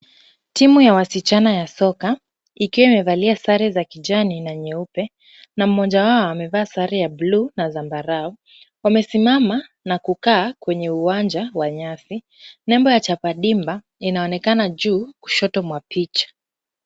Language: Swahili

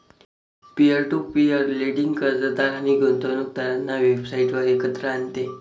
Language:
Marathi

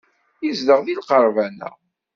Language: Kabyle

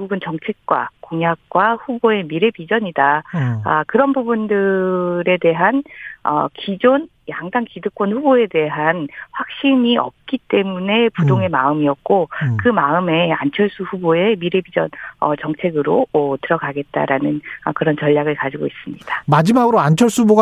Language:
Korean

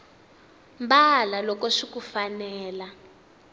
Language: Tsonga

